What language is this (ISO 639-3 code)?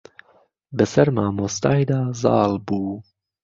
ckb